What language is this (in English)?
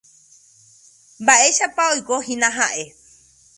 Guarani